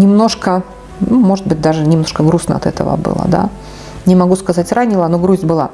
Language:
Russian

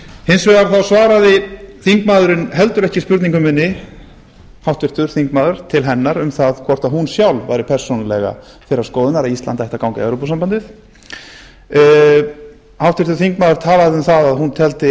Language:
Icelandic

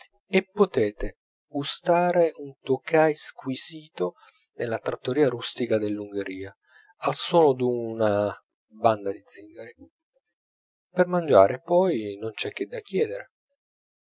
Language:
Italian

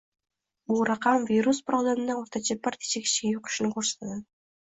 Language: Uzbek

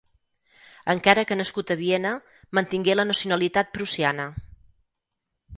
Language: Catalan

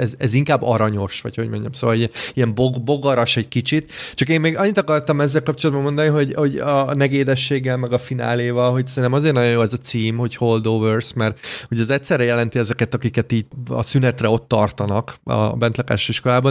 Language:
Hungarian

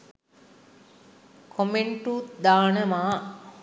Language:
Sinhala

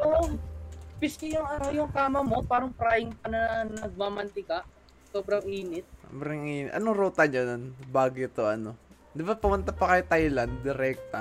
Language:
Filipino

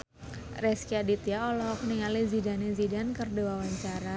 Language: Sundanese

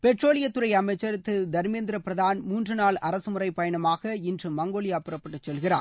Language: Tamil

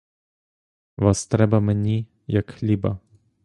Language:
Ukrainian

